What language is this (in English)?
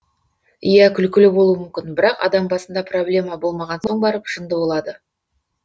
Kazakh